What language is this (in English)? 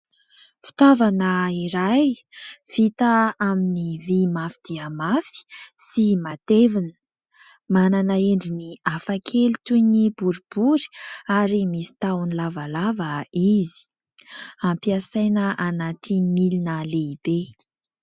Malagasy